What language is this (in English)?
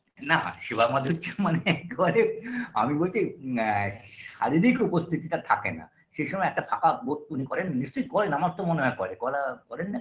Bangla